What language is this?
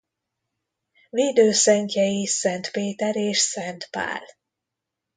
Hungarian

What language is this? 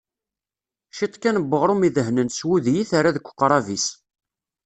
Kabyle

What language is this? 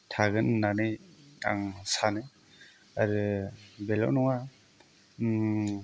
Bodo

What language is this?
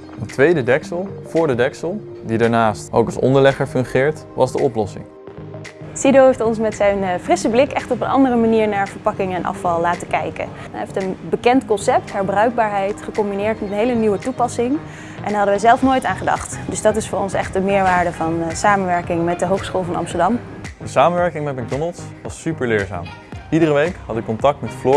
Dutch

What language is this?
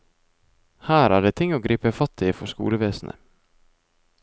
Norwegian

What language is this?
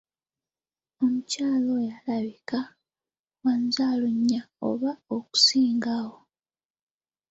Ganda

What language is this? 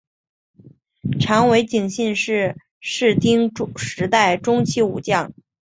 Chinese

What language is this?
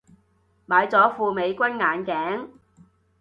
Cantonese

